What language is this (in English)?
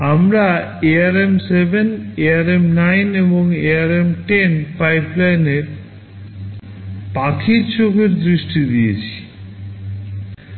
Bangla